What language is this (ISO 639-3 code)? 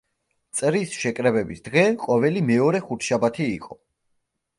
kat